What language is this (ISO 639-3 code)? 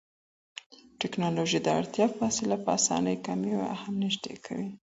pus